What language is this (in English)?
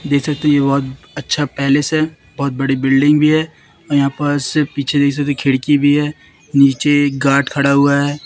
Hindi